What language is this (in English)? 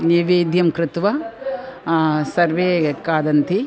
Sanskrit